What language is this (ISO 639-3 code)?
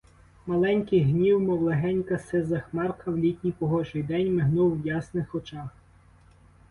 ukr